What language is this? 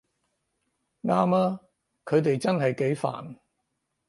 Cantonese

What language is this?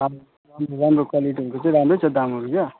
Nepali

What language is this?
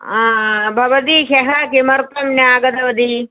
Sanskrit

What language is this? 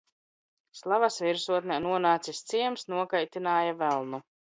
Latvian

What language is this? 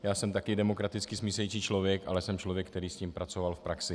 Czech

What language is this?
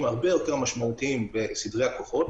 Hebrew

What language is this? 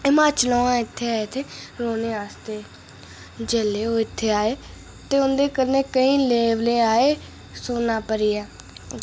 Dogri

